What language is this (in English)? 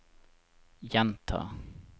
Norwegian